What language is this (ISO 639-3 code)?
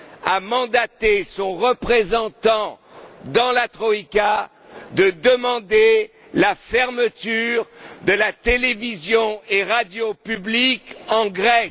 fra